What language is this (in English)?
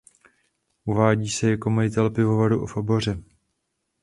Czech